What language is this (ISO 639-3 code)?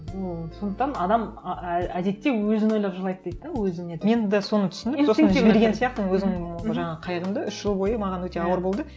kaz